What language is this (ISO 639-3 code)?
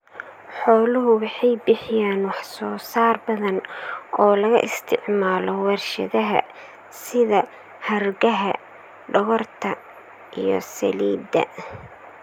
som